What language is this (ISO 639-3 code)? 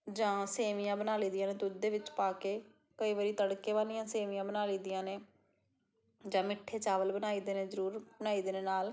pan